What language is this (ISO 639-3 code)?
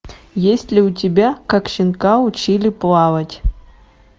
rus